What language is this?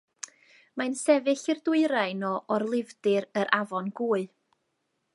Welsh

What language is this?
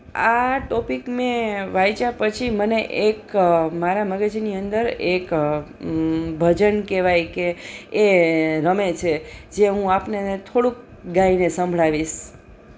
Gujarati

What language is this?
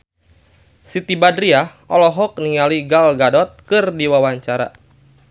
Sundanese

